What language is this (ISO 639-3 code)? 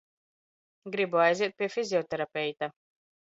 lav